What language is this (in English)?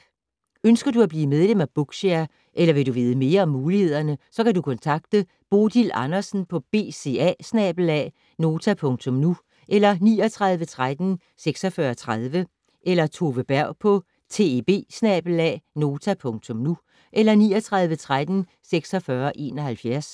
Danish